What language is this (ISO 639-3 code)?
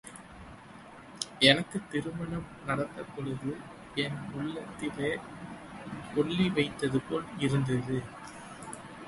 tam